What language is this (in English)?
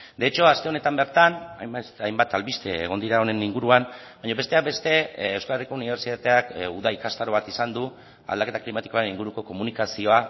Basque